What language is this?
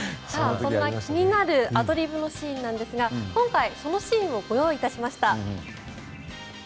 Japanese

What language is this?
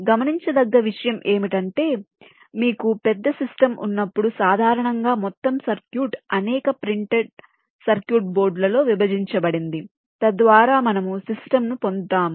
Telugu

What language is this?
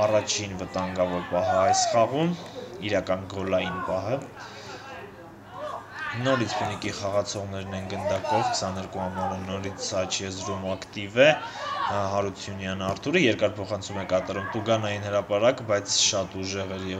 Romanian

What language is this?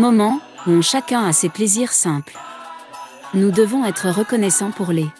French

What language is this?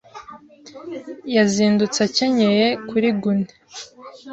Kinyarwanda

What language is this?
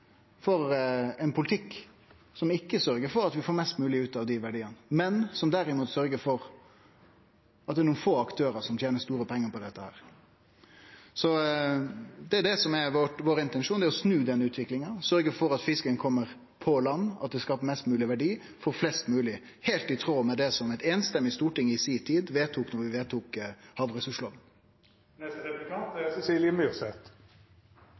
Norwegian Nynorsk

